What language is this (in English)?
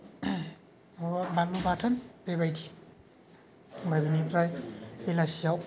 Bodo